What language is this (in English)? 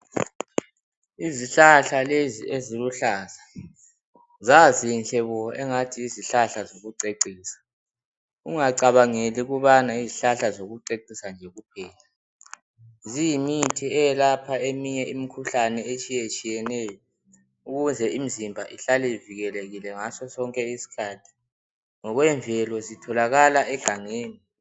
North Ndebele